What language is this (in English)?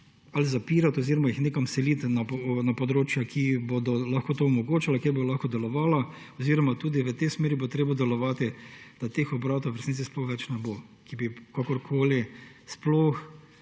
Slovenian